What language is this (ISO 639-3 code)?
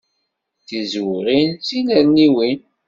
kab